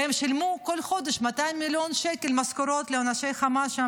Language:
Hebrew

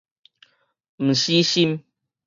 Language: Min Nan Chinese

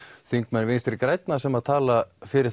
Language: Icelandic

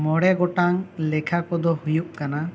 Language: Santali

